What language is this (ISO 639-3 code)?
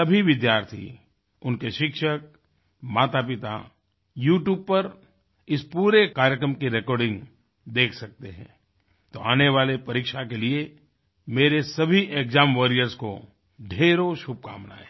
hin